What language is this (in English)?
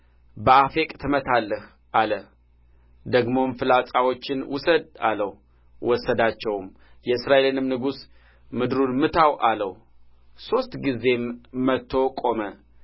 Amharic